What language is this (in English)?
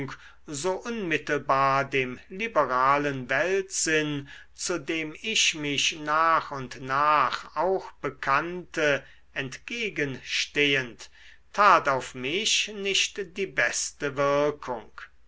German